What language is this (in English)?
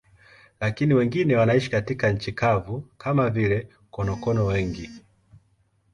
Swahili